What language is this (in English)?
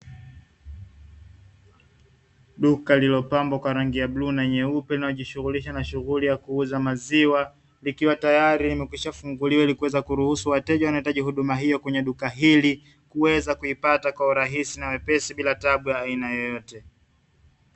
Swahili